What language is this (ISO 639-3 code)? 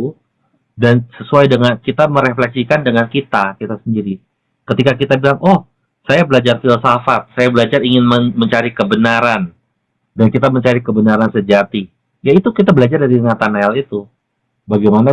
ind